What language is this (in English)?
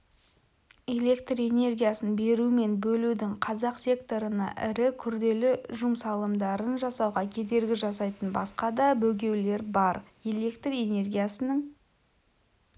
Kazakh